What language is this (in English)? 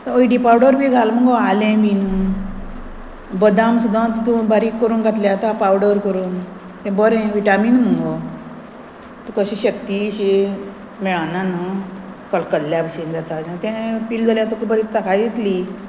Konkani